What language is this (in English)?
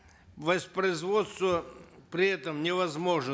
Kazakh